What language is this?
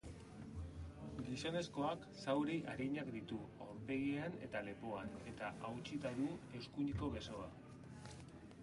Basque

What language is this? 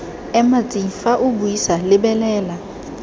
Tswana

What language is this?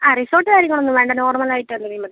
Malayalam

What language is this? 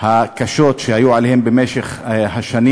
Hebrew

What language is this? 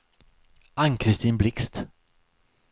Swedish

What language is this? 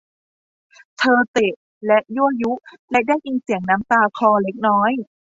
Thai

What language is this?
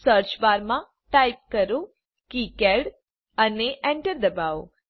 Gujarati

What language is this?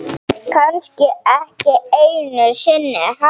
Icelandic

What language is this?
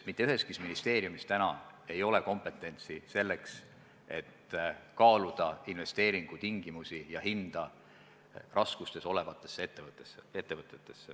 Estonian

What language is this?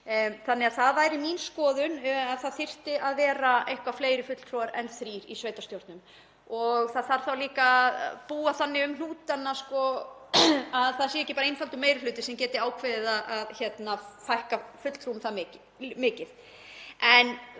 Icelandic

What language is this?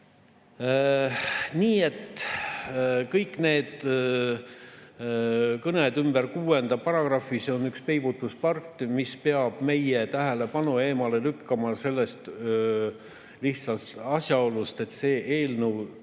Estonian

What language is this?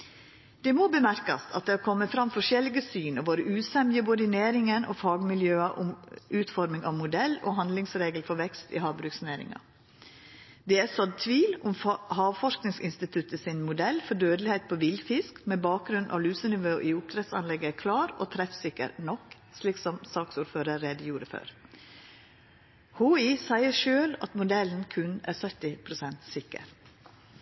Norwegian Nynorsk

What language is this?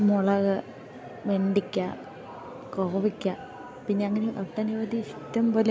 Malayalam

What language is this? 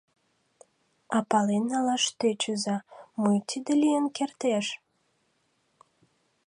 Mari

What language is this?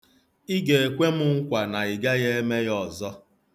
Igbo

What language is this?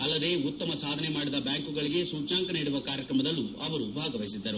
Kannada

